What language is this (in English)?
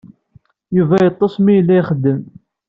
Kabyle